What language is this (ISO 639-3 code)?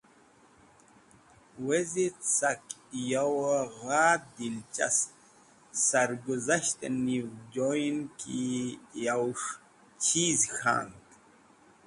wbl